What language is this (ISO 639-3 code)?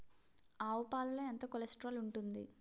tel